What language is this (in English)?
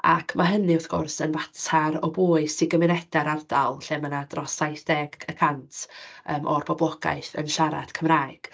Welsh